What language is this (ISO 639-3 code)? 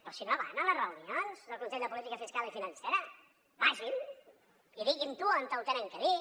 cat